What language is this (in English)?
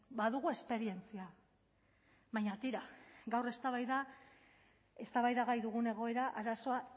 Basque